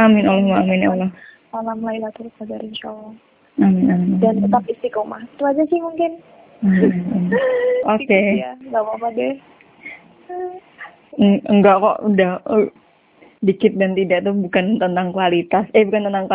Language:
Indonesian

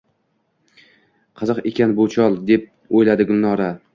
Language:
Uzbek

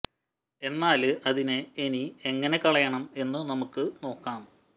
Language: Malayalam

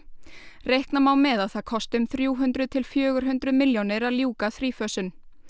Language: Icelandic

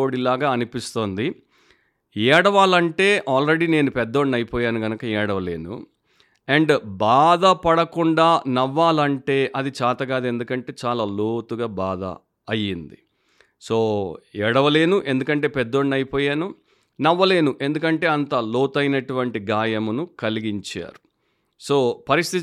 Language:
Telugu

